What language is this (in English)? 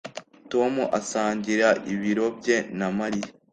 Kinyarwanda